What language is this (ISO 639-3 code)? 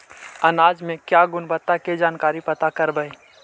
mag